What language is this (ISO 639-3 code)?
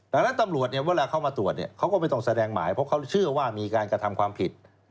tha